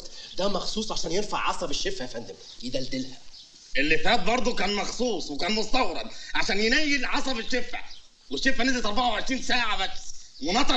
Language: Arabic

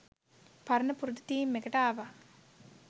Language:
Sinhala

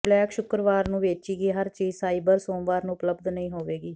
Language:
Punjabi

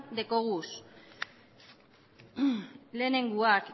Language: Basque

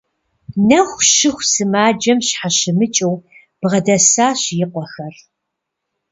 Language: Kabardian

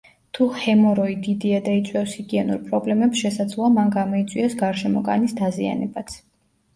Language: Georgian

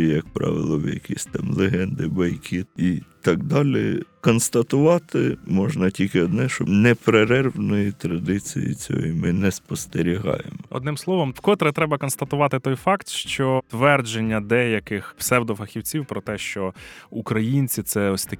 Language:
Ukrainian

